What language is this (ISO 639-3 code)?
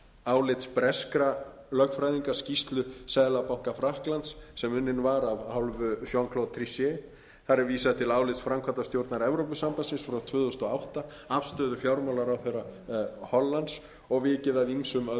isl